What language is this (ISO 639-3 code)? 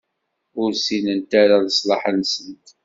kab